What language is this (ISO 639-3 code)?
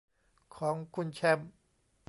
tha